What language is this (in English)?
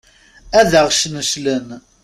Kabyle